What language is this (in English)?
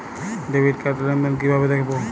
Bangla